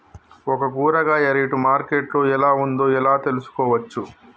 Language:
Telugu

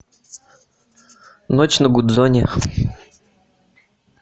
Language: Russian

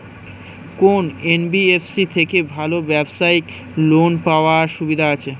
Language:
Bangla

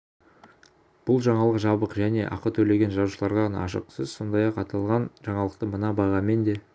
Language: Kazakh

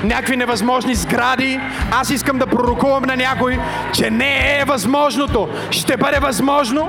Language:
Bulgarian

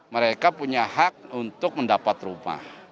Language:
Indonesian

